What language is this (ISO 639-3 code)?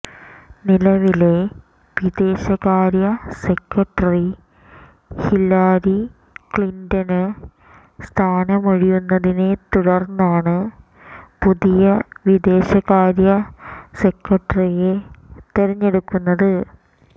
mal